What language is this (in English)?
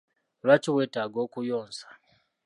Ganda